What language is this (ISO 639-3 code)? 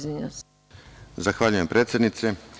srp